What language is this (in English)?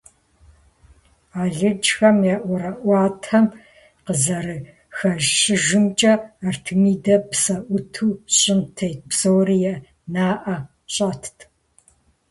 Kabardian